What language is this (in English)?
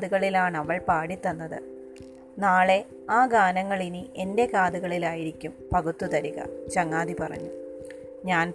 Malayalam